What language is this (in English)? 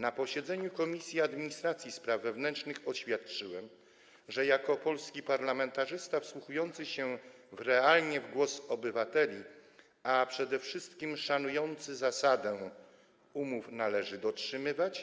Polish